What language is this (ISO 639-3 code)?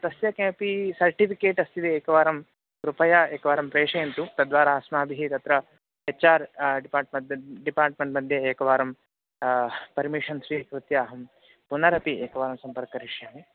san